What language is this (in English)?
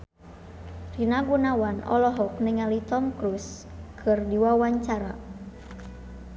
Sundanese